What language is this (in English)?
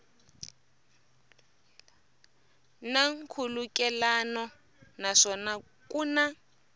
Tsonga